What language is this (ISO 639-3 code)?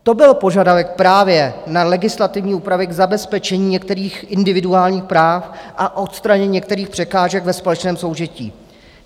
ces